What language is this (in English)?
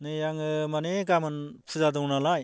Bodo